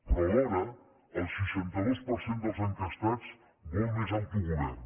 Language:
Catalan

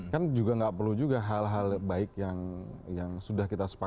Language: Indonesian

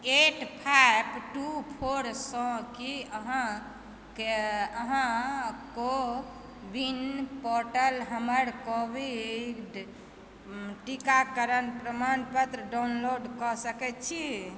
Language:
Maithili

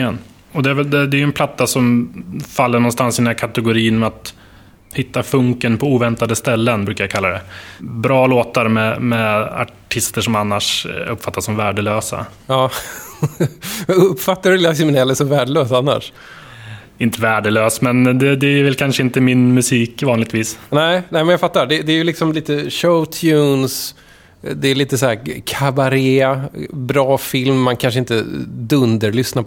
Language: Swedish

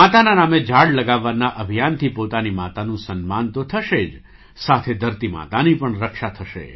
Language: Gujarati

